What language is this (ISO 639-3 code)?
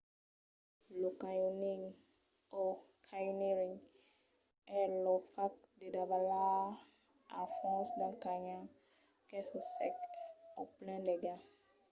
oci